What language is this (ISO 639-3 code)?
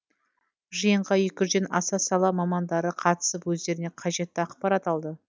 kaz